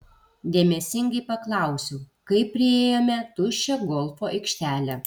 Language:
Lithuanian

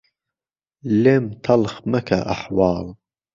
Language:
Central Kurdish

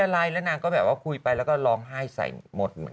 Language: Thai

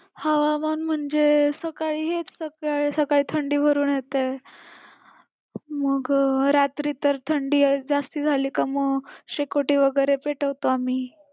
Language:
Marathi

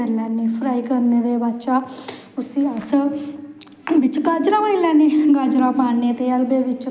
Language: Dogri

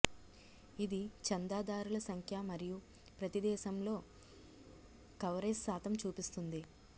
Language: Telugu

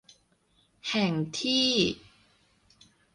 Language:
Thai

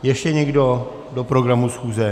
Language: Czech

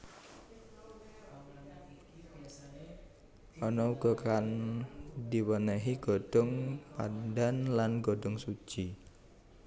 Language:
Javanese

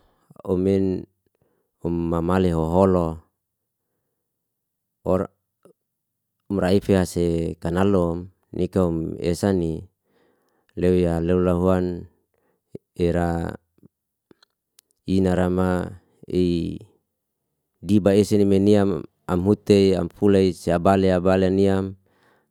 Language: Liana-Seti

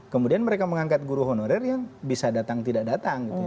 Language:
Indonesian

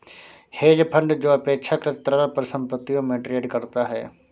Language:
Hindi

